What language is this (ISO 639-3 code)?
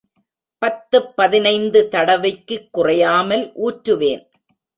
tam